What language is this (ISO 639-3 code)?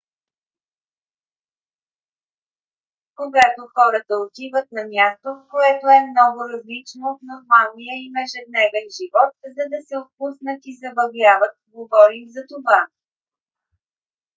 bul